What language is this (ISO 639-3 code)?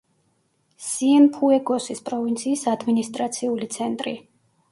kat